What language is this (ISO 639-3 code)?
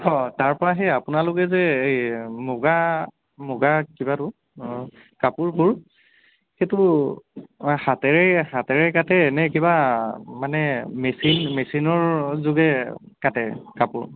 asm